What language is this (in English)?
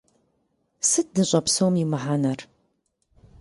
Kabardian